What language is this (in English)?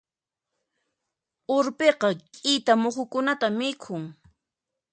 Puno Quechua